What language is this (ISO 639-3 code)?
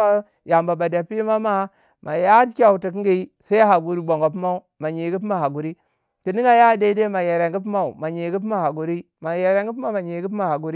wja